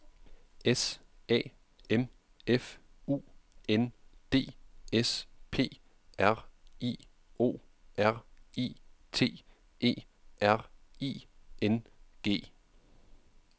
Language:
Danish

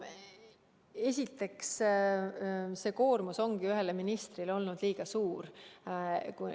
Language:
Estonian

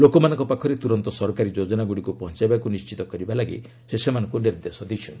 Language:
Odia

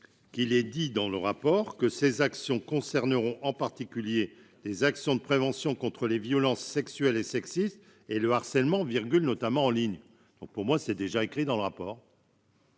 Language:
French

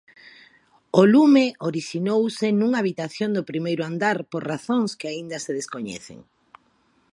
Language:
Galician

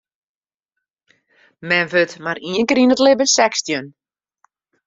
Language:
Western Frisian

